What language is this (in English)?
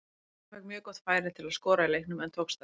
Icelandic